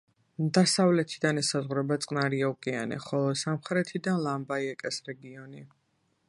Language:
Georgian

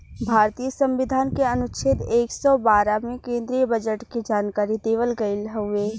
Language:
Bhojpuri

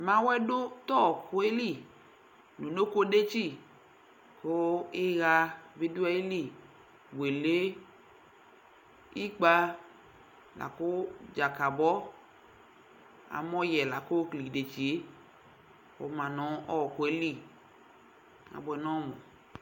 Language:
Ikposo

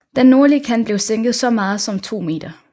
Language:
Danish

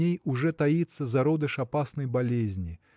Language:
Russian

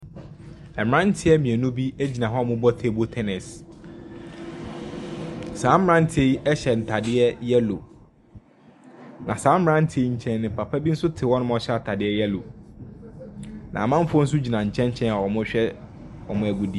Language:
Akan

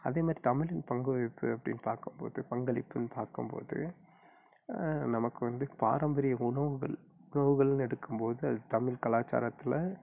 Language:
Tamil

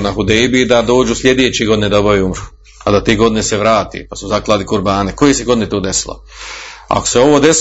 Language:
Croatian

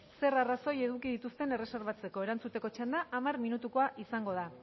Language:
Basque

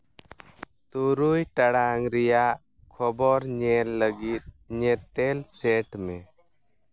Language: Santali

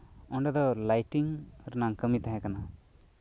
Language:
Santali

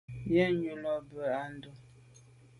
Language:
Medumba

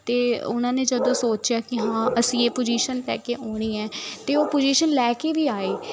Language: Punjabi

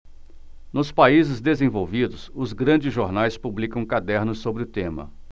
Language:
Portuguese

